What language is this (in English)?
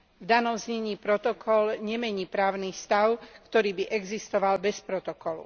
Slovak